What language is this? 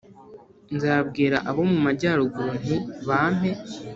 Kinyarwanda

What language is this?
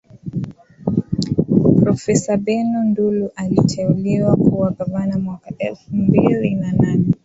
Swahili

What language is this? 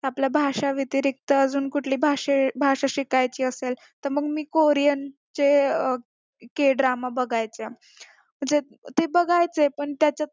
Marathi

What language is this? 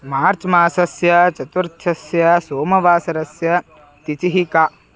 Sanskrit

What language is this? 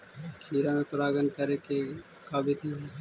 Magahi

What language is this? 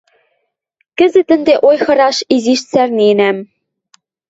Western Mari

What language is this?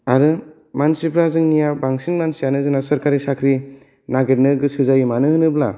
Bodo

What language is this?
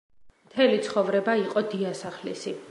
Georgian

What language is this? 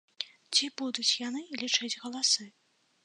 Belarusian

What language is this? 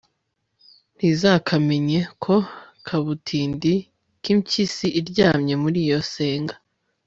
Kinyarwanda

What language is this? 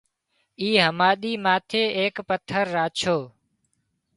Wadiyara Koli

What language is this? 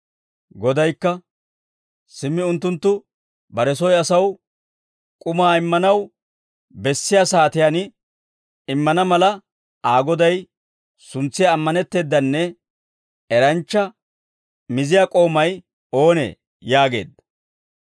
Dawro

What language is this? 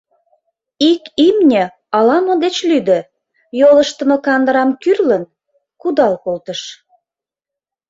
Mari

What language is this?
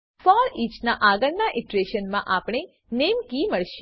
Gujarati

